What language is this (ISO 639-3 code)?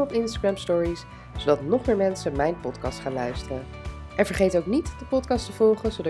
nld